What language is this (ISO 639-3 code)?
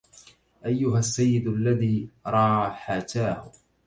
ara